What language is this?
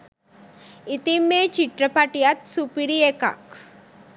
Sinhala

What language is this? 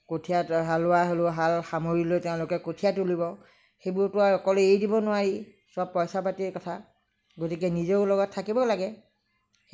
Assamese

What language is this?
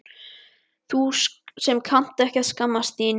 Icelandic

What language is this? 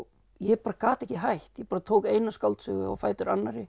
Icelandic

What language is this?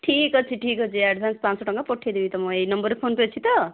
Odia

